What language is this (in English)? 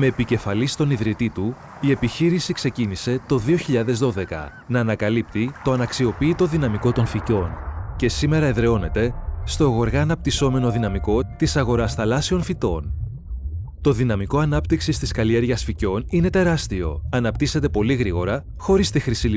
Greek